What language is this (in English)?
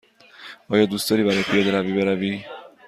Persian